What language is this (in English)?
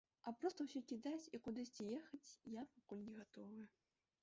Belarusian